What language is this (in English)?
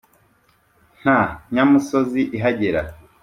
Kinyarwanda